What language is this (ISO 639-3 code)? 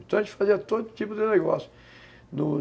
por